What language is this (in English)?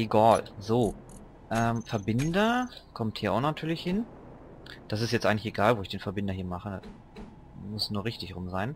German